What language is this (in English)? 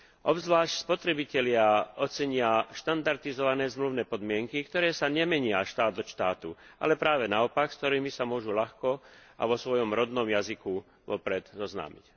Slovak